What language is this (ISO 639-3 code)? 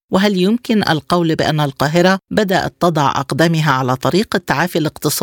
ara